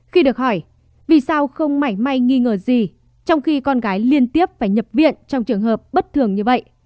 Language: Vietnamese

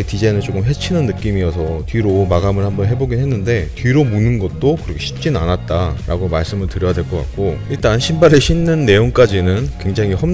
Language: Korean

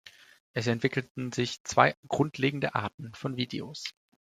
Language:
German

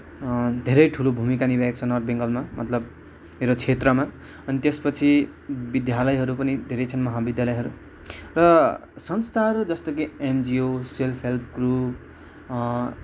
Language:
Nepali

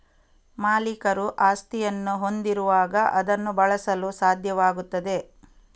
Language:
Kannada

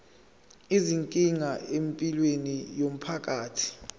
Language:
Zulu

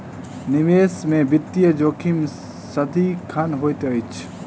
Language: Maithili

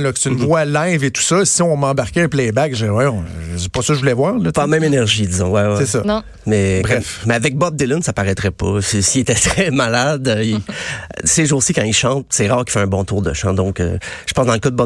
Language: French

